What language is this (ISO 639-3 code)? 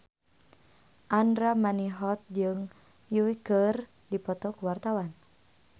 sun